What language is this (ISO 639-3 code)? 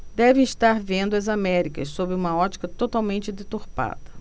por